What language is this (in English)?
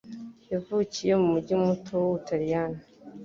Kinyarwanda